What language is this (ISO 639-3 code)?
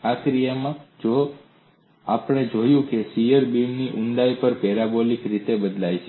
guj